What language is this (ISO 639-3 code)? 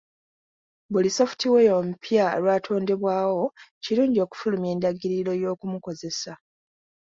lug